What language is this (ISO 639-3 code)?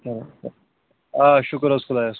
kas